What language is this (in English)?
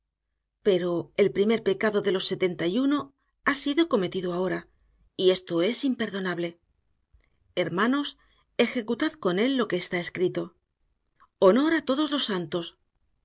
Spanish